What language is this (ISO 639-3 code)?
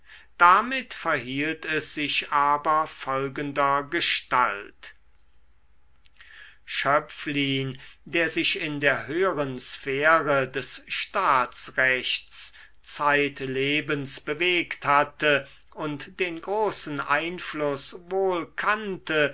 deu